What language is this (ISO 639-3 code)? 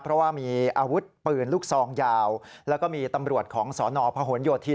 tha